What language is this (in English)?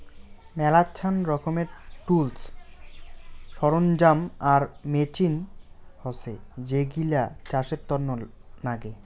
Bangla